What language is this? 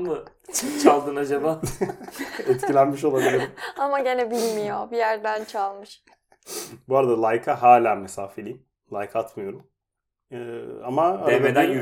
Turkish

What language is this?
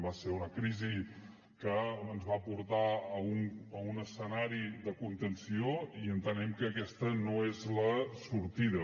Catalan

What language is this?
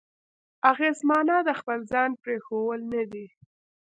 Pashto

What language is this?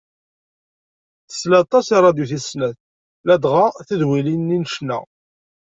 Kabyle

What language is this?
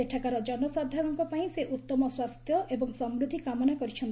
Odia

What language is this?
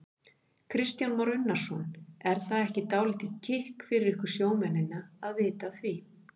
Icelandic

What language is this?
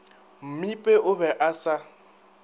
Northern Sotho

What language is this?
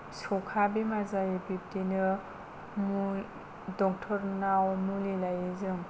Bodo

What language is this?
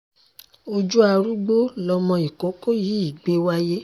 Yoruba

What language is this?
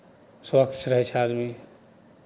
Maithili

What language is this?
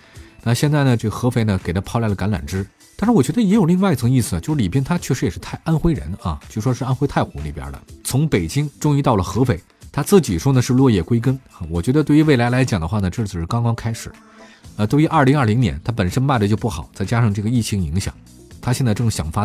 Chinese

